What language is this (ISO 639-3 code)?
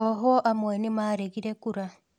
kik